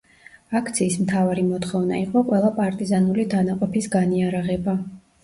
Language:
Georgian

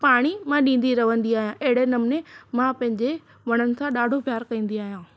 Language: Sindhi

